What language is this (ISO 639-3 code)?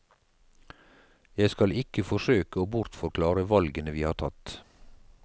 nor